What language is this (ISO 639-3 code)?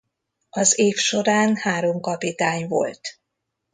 hun